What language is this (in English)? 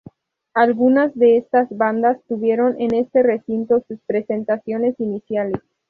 Spanish